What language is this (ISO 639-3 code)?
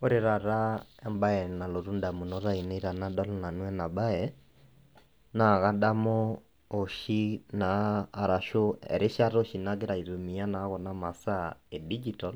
mas